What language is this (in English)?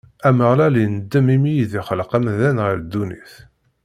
Kabyle